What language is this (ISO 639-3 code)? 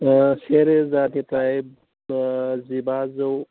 brx